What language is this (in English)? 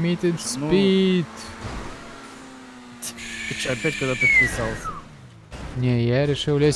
Russian